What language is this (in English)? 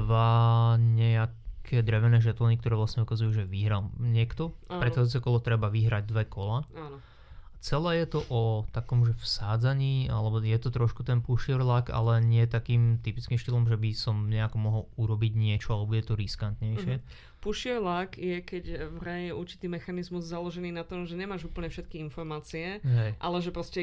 Slovak